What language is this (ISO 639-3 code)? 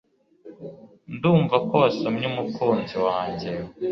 kin